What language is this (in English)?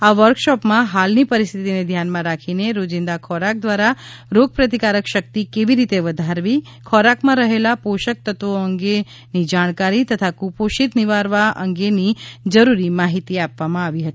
Gujarati